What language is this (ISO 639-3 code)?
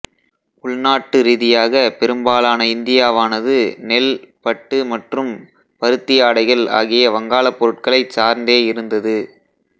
tam